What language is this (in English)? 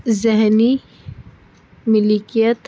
Urdu